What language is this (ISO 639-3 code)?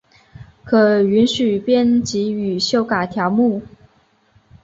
zho